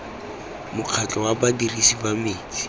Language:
Tswana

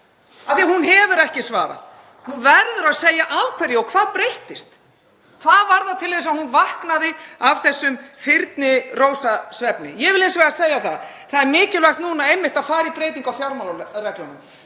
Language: Icelandic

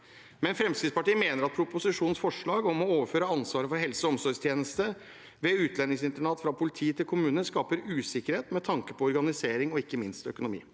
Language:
Norwegian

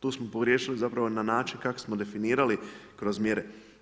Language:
Croatian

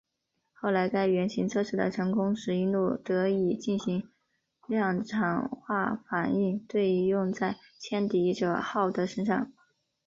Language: Chinese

